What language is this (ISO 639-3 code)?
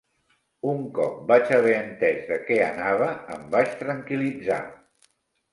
cat